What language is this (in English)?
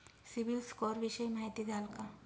Marathi